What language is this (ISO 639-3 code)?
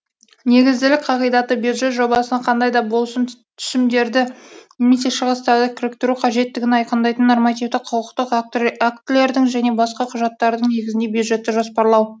kaz